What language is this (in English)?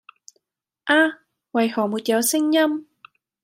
Cantonese